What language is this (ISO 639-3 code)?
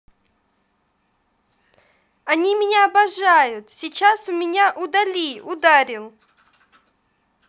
rus